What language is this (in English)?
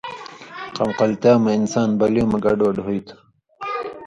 Indus Kohistani